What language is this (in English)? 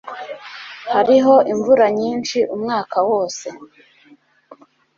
Kinyarwanda